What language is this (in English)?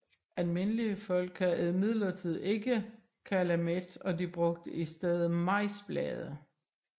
Danish